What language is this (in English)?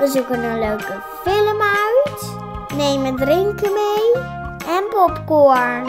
Dutch